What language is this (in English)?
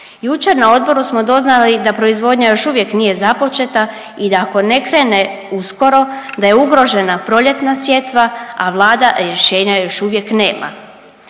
Croatian